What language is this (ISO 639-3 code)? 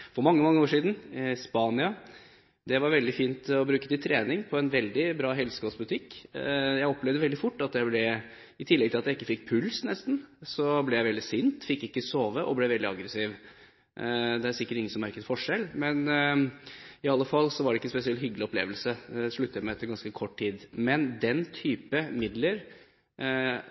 nob